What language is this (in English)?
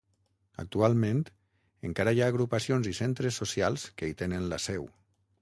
Catalan